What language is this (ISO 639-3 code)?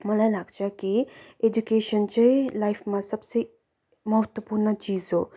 nep